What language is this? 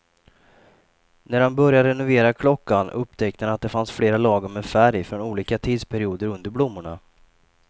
Swedish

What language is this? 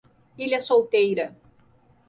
Portuguese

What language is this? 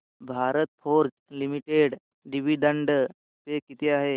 Marathi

